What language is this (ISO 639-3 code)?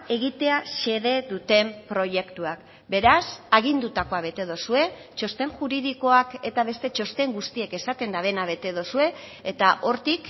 eus